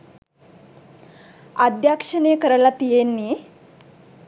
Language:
Sinhala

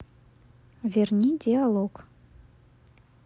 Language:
Russian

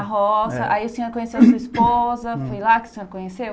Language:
Portuguese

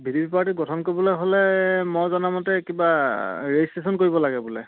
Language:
Assamese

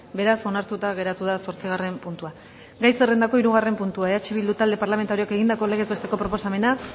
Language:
Basque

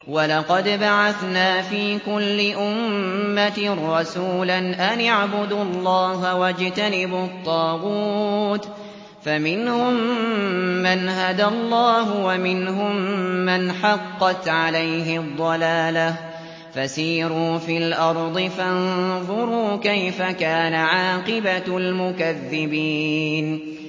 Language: Arabic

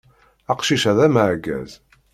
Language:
Kabyle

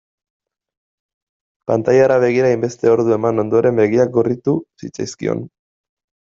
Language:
Basque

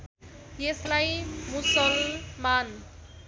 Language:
Nepali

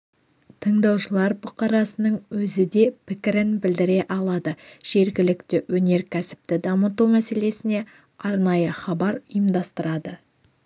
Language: Kazakh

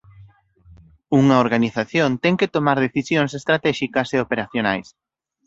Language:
Galician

